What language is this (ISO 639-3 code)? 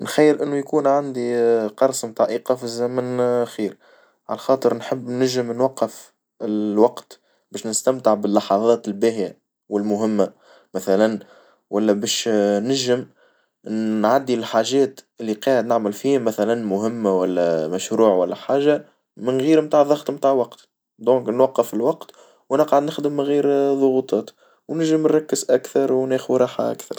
aeb